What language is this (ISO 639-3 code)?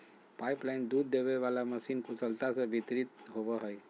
mag